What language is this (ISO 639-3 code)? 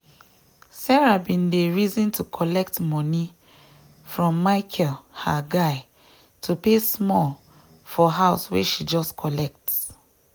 pcm